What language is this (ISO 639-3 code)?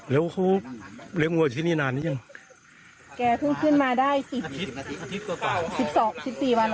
tha